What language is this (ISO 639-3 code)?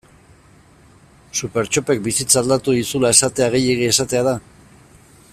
eus